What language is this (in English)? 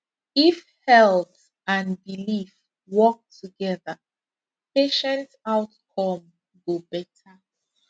Nigerian Pidgin